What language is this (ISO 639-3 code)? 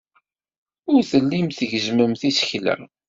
kab